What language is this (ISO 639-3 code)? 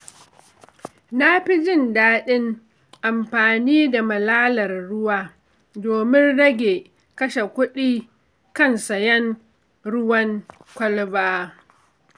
hau